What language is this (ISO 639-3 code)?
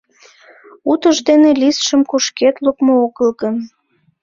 chm